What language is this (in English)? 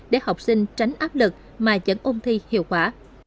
Vietnamese